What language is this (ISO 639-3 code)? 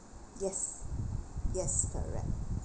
eng